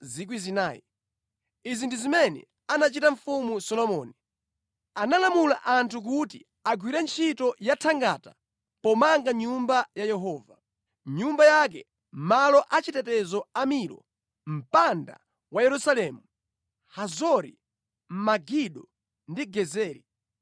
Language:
Nyanja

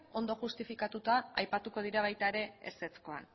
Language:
Basque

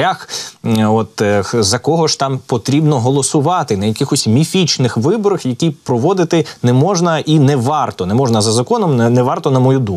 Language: Ukrainian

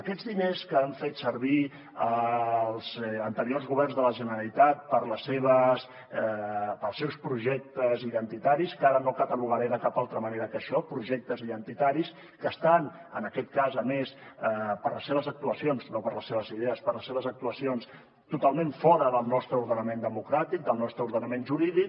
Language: Catalan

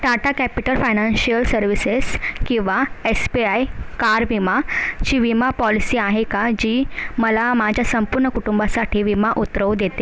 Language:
Marathi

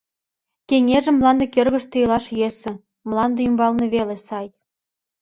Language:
Mari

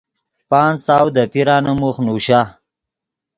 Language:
Yidgha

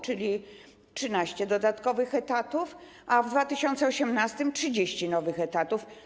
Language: Polish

